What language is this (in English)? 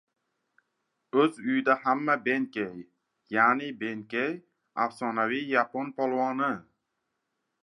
Uzbek